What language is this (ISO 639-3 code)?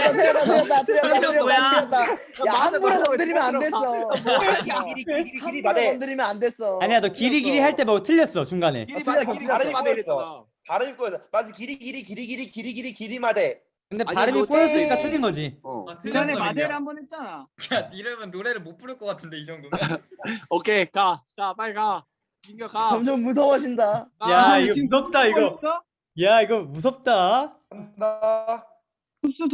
kor